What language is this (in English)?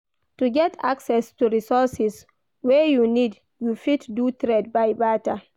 Nigerian Pidgin